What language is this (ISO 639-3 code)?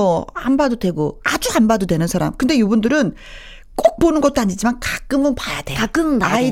kor